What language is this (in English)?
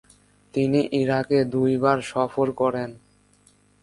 Bangla